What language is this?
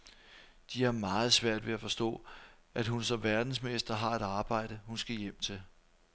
Danish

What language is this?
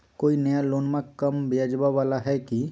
Magahi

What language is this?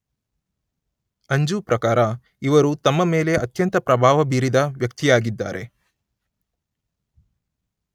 Kannada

